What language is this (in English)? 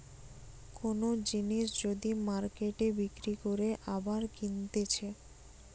Bangla